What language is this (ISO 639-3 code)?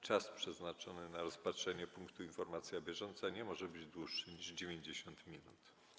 pol